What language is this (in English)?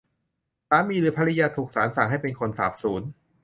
Thai